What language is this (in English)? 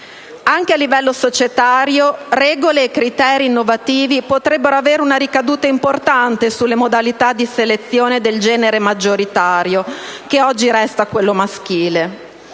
Italian